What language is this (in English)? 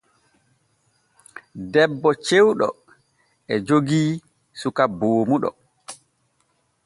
Borgu Fulfulde